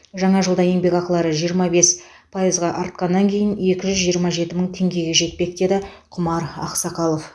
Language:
Kazakh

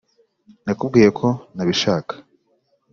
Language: Kinyarwanda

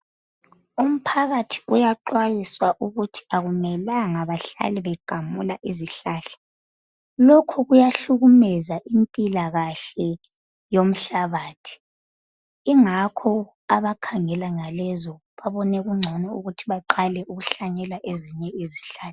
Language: North Ndebele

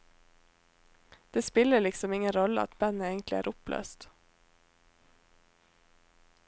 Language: Norwegian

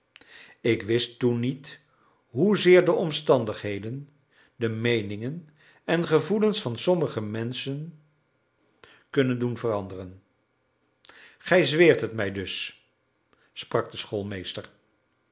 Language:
Dutch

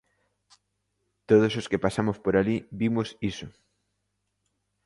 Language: Galician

